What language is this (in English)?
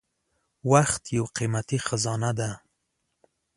Pashto